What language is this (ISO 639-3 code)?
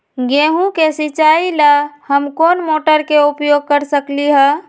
mag